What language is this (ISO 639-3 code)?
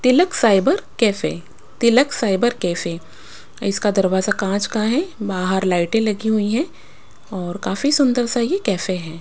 hin